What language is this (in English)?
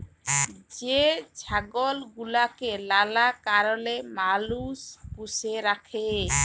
Bangla